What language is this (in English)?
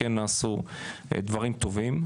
Hebrew